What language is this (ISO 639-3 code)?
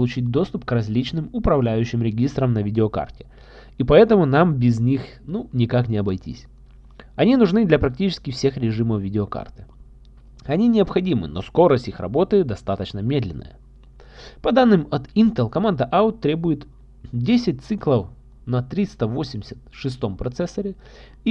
rus